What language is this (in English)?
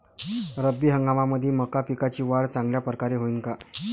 Marathi